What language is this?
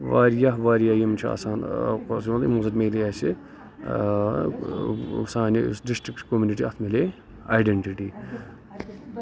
Kashmiri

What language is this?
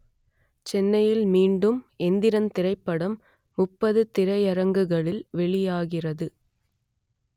Tamil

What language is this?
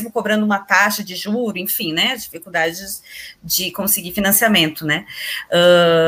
Portuguese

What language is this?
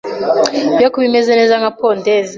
Kinyarwanda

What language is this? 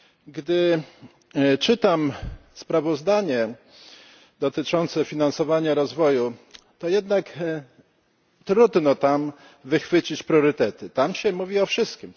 Polish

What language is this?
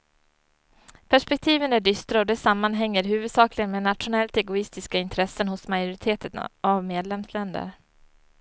Swedish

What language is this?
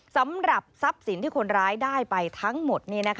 Thai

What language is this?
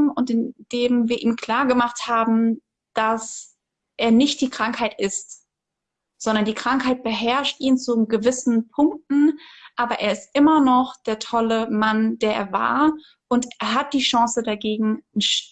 German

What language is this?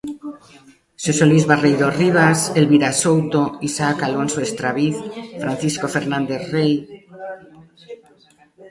Galician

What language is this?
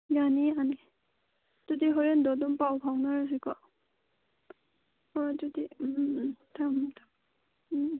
Manipuri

